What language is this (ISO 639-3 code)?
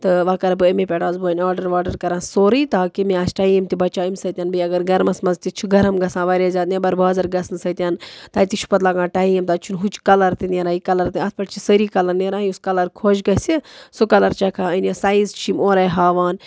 kas